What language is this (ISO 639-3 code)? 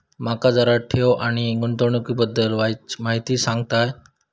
mar